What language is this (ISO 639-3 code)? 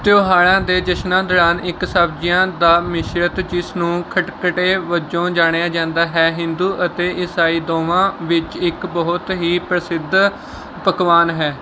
pan